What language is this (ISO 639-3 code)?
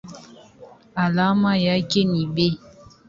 swa